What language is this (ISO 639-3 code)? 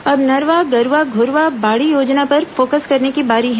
hin